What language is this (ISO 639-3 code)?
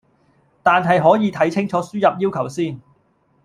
yue